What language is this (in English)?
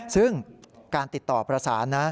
Thai